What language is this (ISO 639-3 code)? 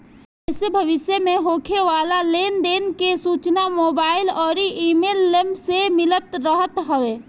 bho